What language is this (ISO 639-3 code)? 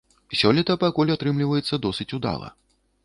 bel